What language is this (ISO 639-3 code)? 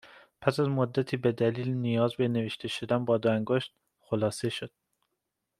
fas